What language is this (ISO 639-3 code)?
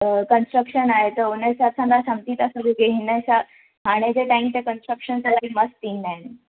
snd